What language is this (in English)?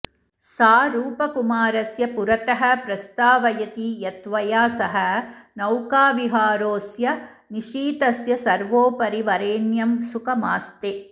Sanskrit